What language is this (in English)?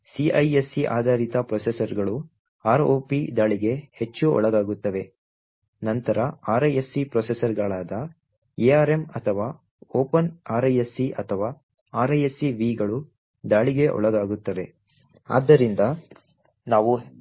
Kannada